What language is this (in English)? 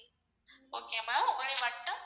Tamil